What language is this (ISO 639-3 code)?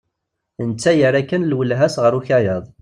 kab